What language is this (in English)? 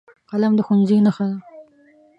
Pashto